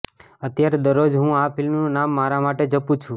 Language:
Gujarati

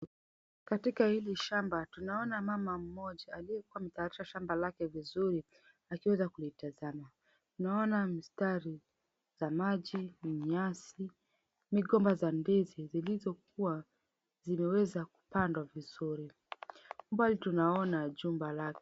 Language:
Swahili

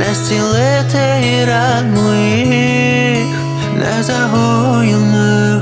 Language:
Ukrainian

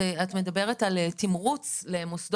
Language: Hebrew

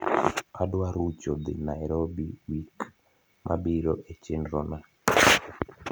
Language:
Luo (Kenya and Tanzania)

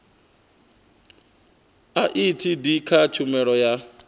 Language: Venda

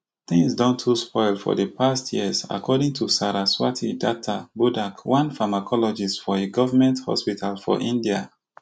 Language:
Nigerian Pidgin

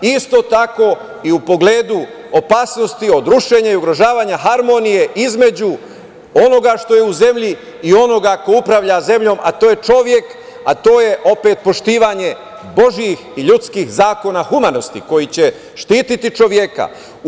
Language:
Serbian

